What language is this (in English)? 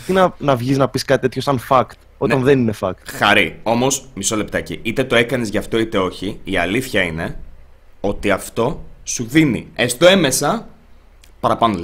Greek